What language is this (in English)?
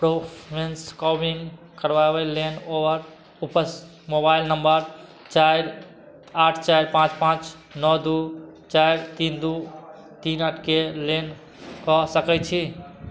Maithili